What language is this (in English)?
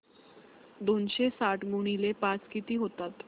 Marathi